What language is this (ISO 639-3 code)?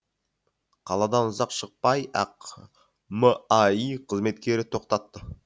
kaz